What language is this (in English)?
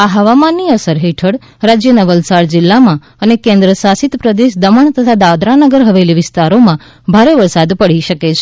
Gujarati